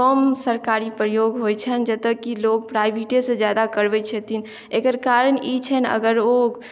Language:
Maithili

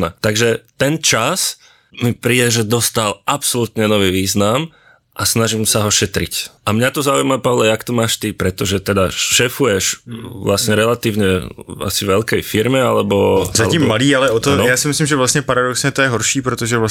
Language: Czech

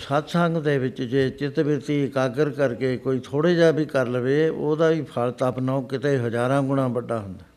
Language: Punjabi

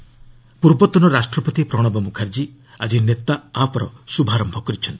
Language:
Odia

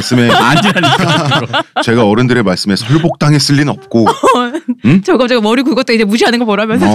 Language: Korean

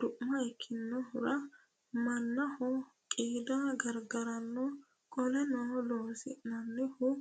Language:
Sidamo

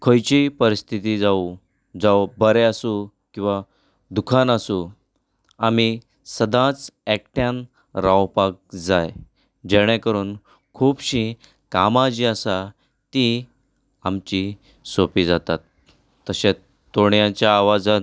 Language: Konkani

